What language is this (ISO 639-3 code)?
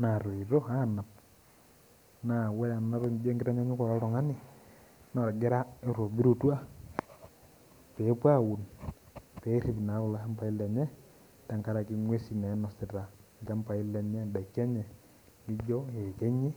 mas